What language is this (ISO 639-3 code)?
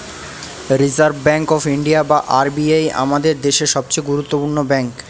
ben